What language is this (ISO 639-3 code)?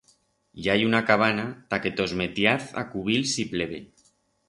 arg